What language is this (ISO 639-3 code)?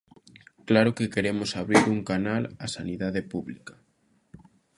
glg